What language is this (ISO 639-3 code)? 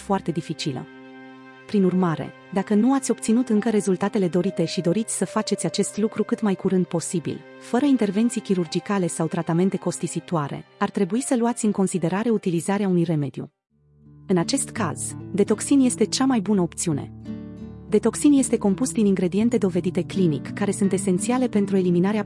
ron